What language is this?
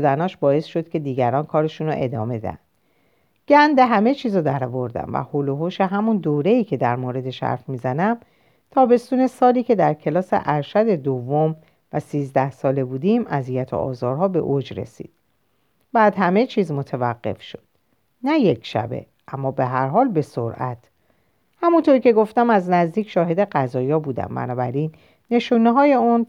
Persian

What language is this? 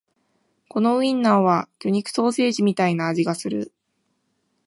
Japanese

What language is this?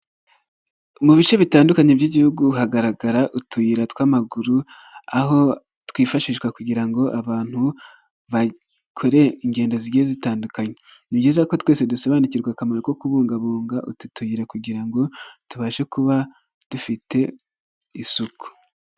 Kinyarwanda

